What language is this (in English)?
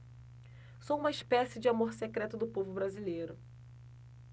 Portuguese